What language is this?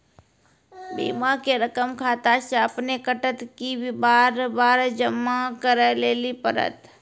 Maithili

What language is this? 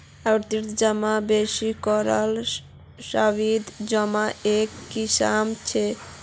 Magahi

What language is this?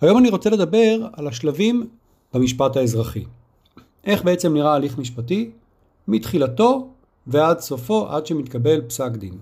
Hebrew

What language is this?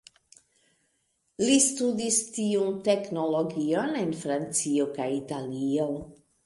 Esperanto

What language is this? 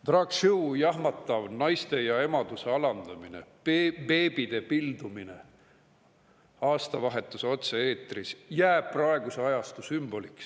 Estonian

